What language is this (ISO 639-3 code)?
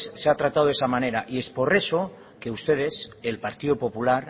spa